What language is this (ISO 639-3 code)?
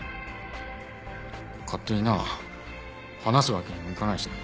jpn